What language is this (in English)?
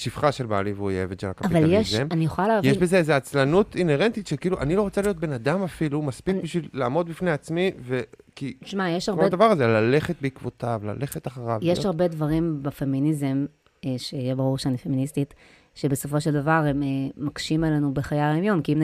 Hebrew